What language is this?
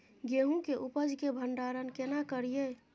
Maithili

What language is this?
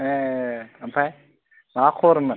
Bodo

